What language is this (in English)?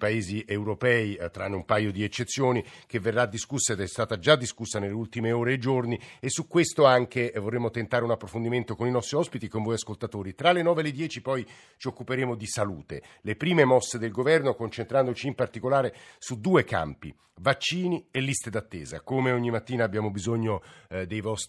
Italian